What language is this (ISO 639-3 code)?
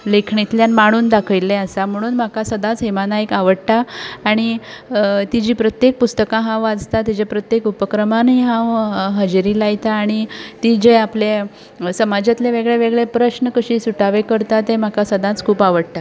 kok